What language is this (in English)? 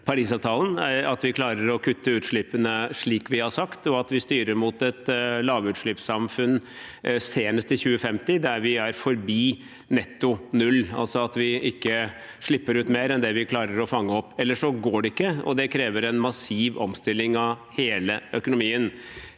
Norwegian